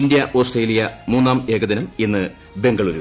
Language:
Malayalam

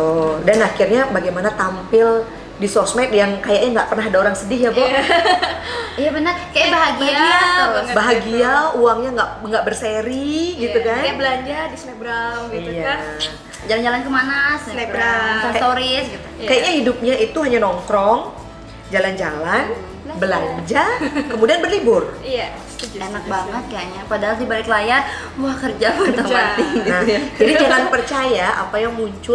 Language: Indonesian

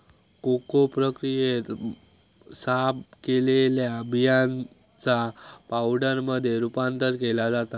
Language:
Marathi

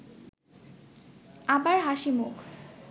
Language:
Bangla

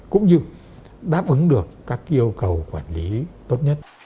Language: Vietnamese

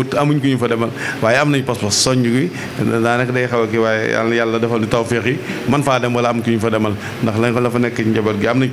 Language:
Indonesian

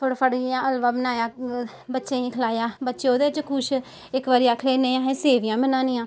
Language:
Dogri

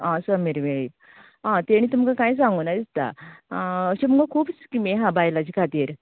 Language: Konkani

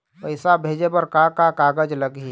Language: Chhattisgarhi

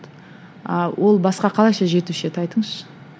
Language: Kazakh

